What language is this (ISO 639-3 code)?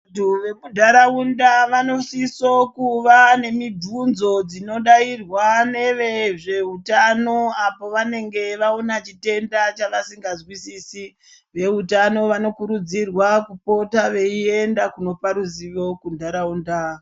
ndc